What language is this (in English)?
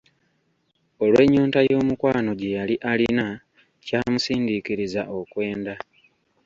Ganda